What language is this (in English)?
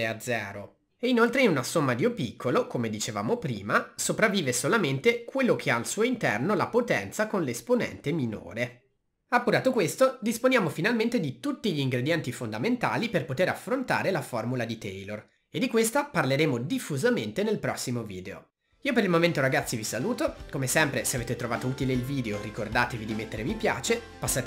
Italian